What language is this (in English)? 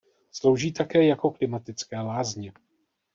Czech